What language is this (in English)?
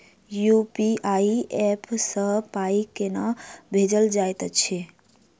Maithili